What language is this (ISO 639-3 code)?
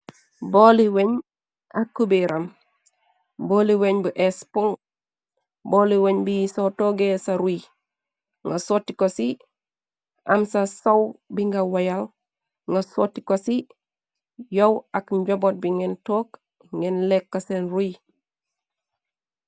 wol